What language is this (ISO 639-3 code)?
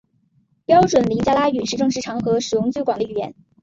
zho